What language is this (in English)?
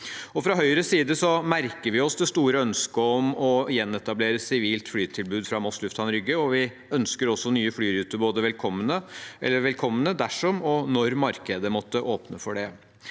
Norwegian